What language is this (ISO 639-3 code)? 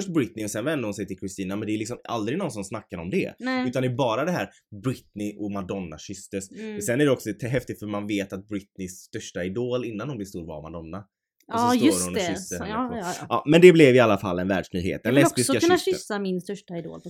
swe